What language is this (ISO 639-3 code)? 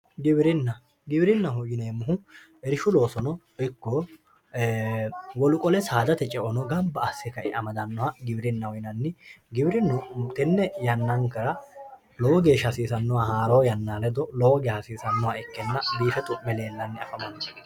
sid